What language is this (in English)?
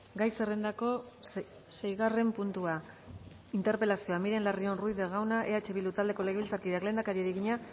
Basque